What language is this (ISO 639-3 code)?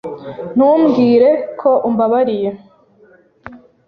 kin